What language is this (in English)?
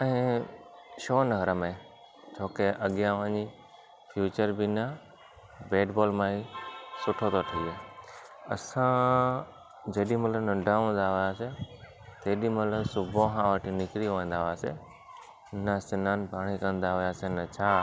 Sindhi